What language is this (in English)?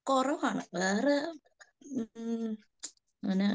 Malayalam